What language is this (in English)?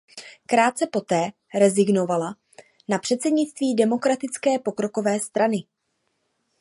Czech